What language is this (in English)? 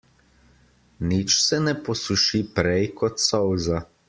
Slovenian